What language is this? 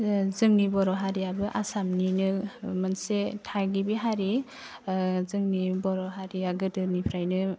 Bodo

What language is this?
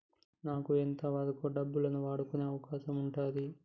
Telugu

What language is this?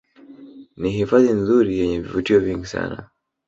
Swahili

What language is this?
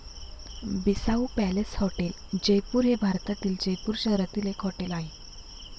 Marathi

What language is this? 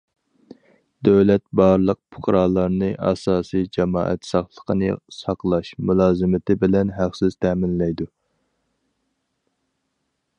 Uyghur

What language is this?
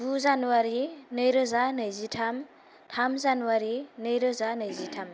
Bodo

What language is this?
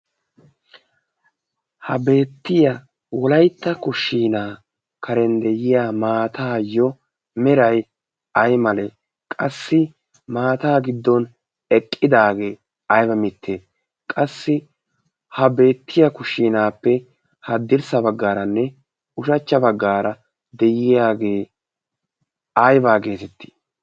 Wolaytta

